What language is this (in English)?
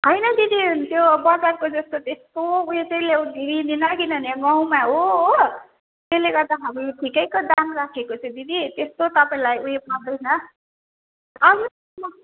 Nepali